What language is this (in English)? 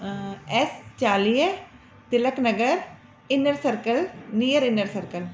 Sindhi